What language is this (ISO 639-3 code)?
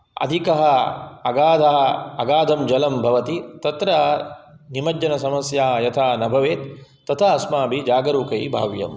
san